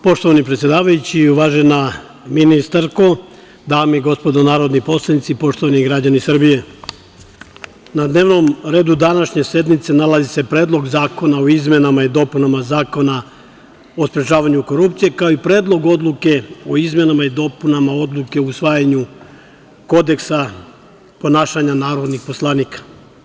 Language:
Serbian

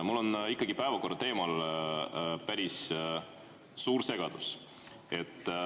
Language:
Estonian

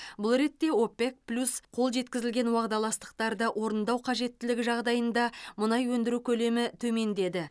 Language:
Kazakh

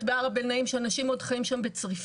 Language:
Hebrew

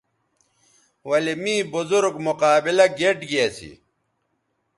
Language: Bateri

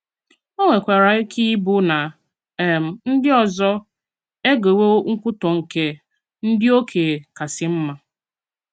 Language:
Igbo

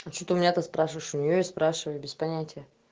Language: Russian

